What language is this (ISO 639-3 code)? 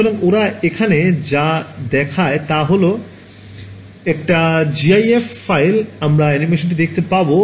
ben